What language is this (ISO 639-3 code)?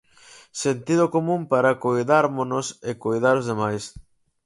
glg